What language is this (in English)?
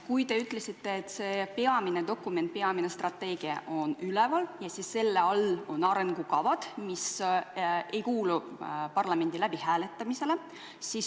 Estonian